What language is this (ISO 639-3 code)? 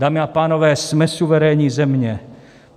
ces